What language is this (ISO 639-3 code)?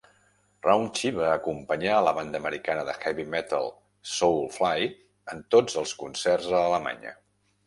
cat